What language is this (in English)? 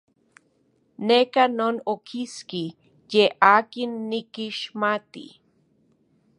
Central Puebla Nahuatl